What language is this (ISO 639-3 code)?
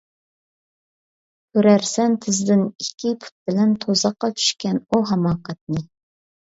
uig